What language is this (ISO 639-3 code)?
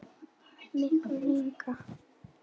isl